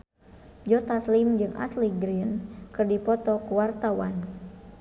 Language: Sundanese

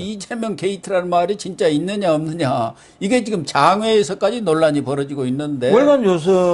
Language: Korean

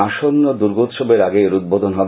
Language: Bangla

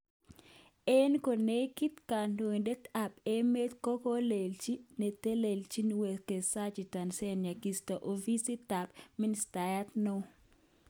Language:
Kalenjin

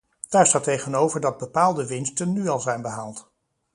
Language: Dutch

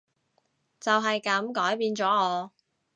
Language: Cantonese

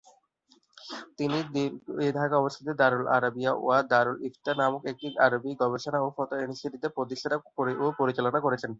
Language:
Bangla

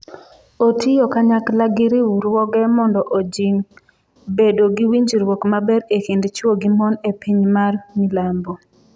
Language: Luo (Kenya and Tanzania)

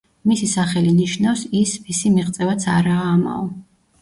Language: Georgian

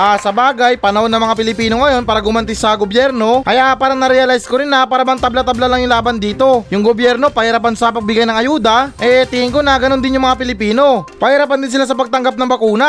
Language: Filipino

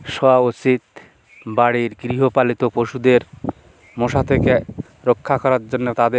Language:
Bangla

